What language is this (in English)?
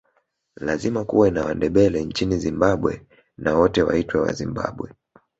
Swahili